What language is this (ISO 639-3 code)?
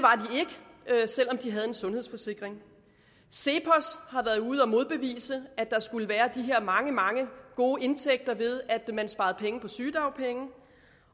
dan